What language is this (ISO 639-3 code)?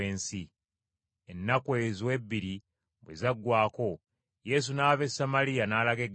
lug